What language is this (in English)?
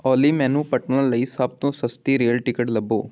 Punjabi